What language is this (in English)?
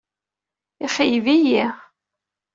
Kabyle